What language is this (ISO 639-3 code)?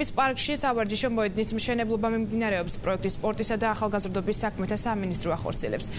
ron